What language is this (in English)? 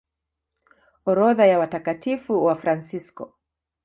Swahili